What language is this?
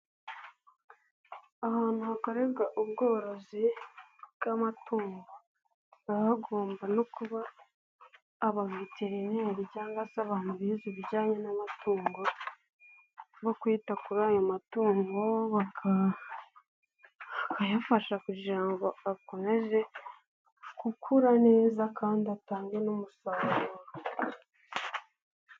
Kinyarwanda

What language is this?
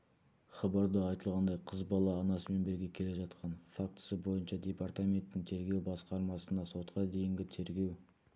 Kazakh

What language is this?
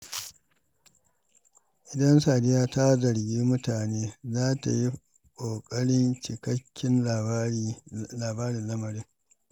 Hausa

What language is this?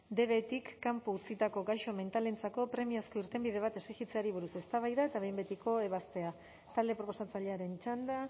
Basque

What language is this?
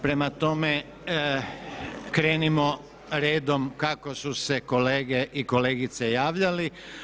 Croatian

